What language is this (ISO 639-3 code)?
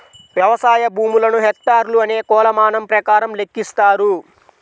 tel